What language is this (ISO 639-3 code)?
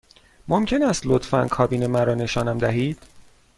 fas